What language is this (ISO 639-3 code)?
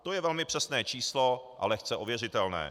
ces